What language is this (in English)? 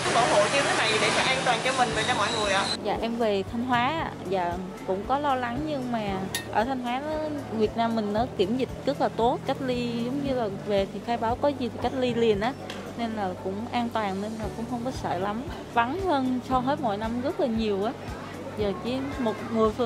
Vietnamese